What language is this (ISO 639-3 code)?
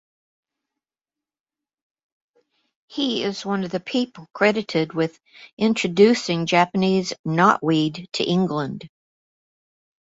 eng